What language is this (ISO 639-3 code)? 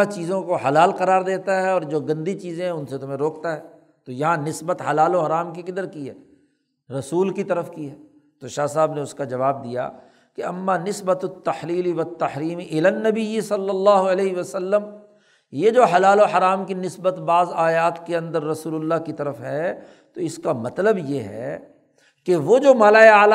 urd